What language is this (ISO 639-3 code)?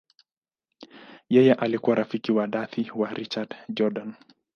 swa